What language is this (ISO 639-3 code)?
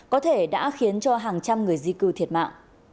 vie